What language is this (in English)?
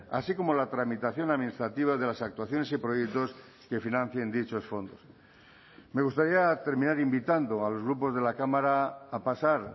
Spanish